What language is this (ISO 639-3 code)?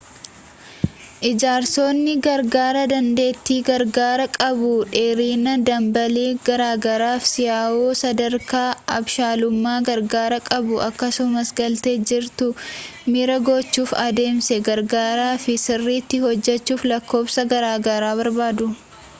orm